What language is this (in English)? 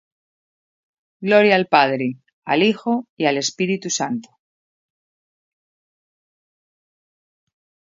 Spanish